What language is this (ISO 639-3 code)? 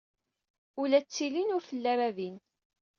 kab